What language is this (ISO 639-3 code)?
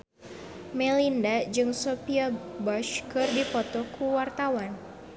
sun